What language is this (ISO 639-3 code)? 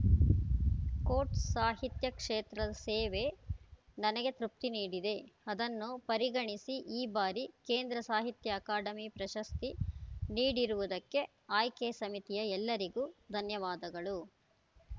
kan